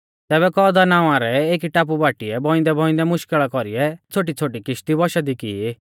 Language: Mahasu Pahari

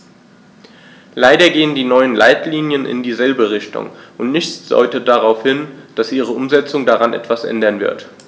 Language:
German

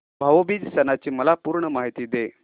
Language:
Marathi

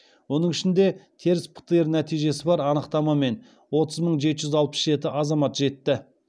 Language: Kazakh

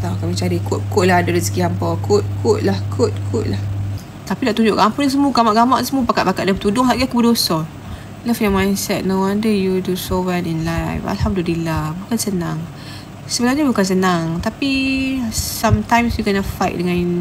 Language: Malay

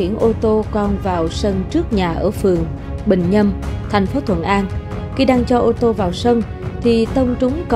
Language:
Vietnamese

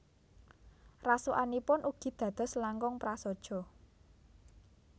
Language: Javanese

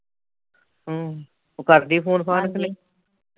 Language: Punjabi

